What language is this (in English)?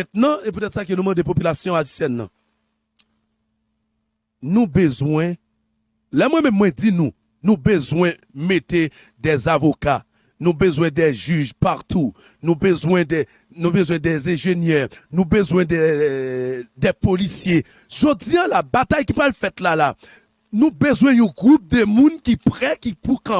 French